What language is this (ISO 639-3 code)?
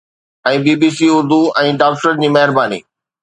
snd